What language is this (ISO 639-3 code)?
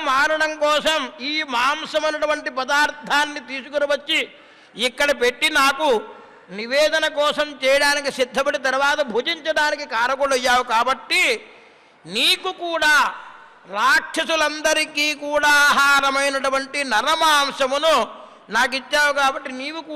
tel